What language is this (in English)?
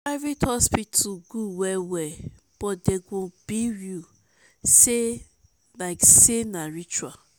Nigerian Pidgin